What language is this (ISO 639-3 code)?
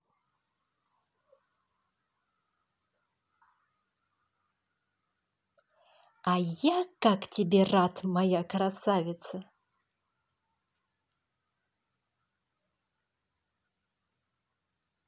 rus